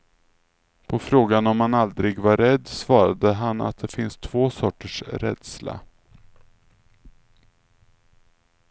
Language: Swedish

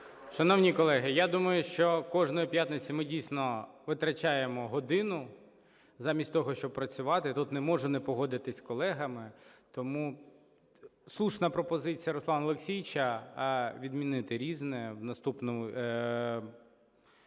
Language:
Ukrainian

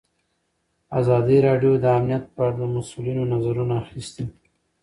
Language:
Pashto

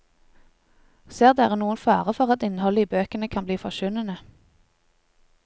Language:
Norwegian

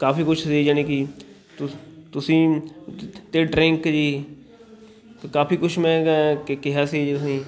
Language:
Punjabi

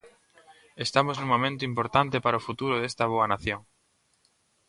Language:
Galician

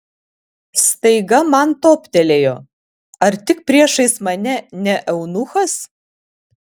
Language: Lithuanian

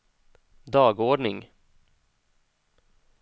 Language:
Swedish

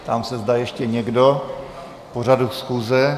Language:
Czech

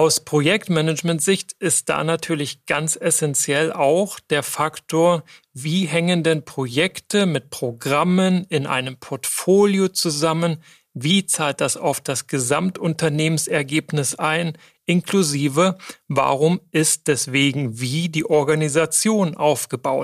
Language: German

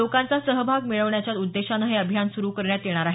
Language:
Marathi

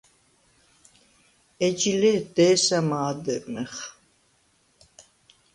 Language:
Svan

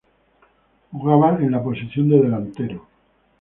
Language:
Spanish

